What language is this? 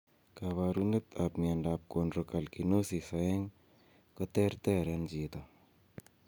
Kalenjin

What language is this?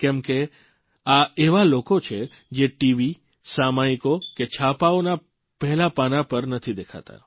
Gujarati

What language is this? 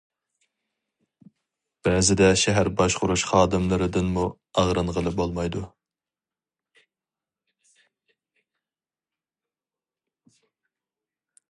Uyghur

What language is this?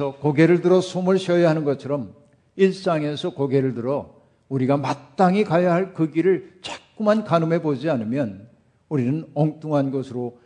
Korean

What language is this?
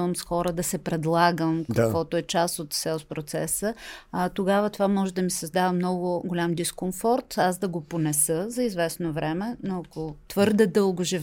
Bulgarian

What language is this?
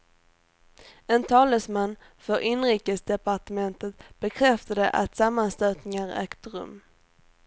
Swedish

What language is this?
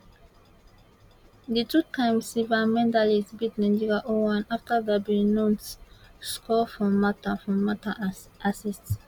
Nigerian Pidgin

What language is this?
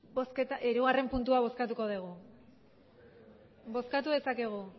Basque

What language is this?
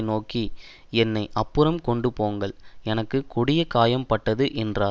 Tamil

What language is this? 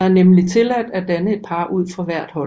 Danish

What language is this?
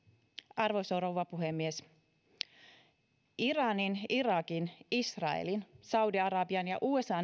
Finnish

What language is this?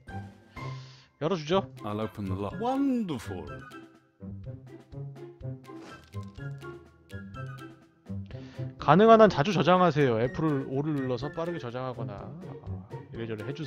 Korean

